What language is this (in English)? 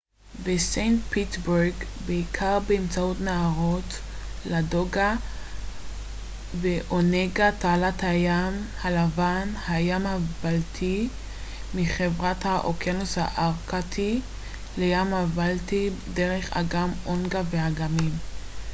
Hebrew